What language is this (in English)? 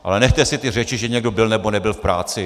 Czech